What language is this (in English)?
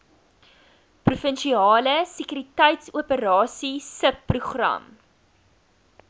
Afrikaans